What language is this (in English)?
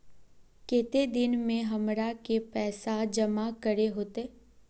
Magahi